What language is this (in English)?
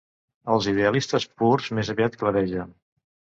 Catalan